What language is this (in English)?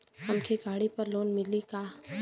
Bhojpuri